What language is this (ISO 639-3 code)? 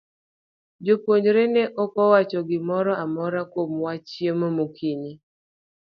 luo